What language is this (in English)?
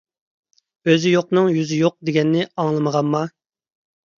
Uyghur